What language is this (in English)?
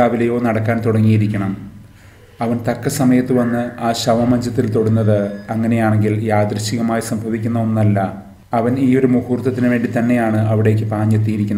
Malayalam